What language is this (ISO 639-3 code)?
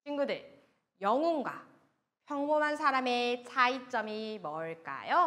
kor